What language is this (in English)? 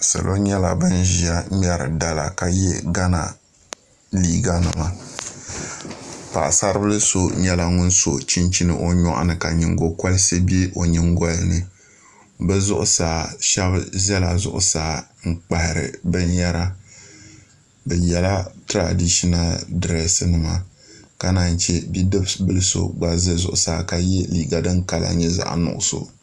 Dagbani